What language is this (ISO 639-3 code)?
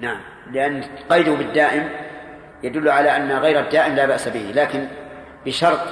ara